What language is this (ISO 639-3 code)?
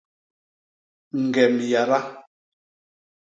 bas